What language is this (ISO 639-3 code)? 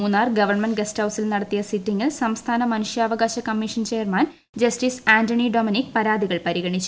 mal